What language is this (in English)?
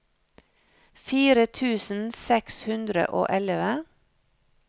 Norwegian